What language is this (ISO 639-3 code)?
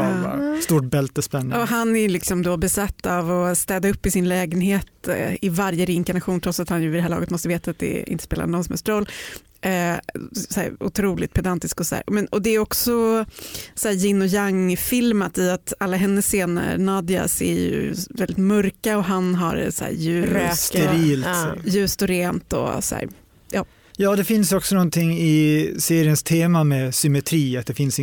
swe